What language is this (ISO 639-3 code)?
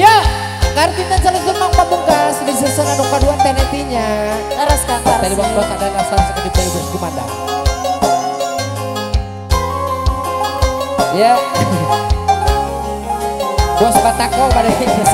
ind